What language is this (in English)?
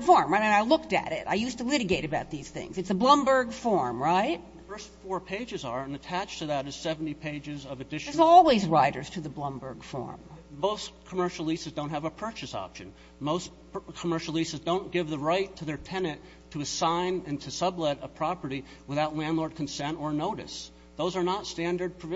English